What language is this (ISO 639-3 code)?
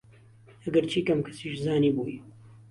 ckb